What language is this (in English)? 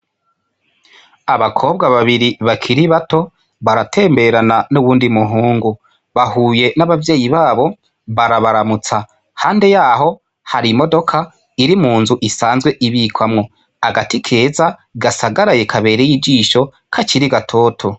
Rundi